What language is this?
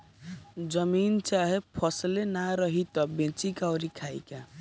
Bhojpuri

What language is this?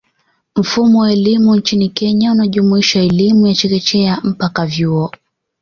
Swahili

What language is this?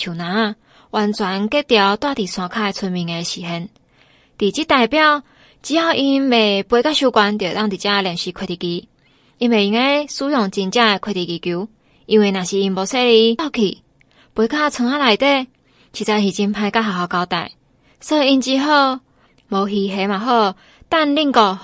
Chinese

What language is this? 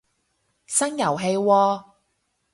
Cantonese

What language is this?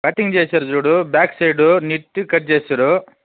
Telugu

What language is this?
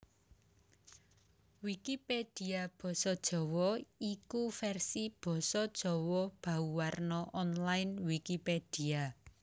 Javanese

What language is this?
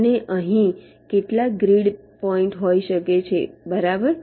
Gujarati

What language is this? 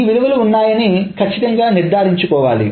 Telugu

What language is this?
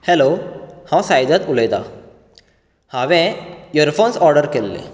Konkani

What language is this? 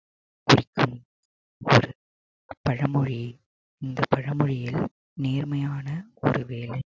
Tamil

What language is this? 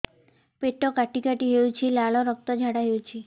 Odia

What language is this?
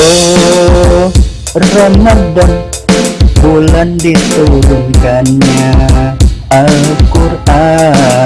Indonesian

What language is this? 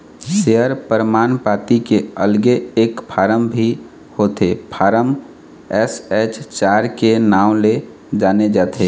Chhattisgarhi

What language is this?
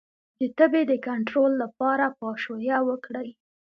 Pashto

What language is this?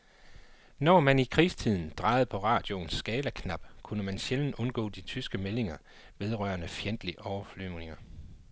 Danish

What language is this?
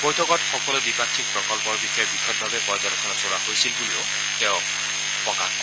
Assamese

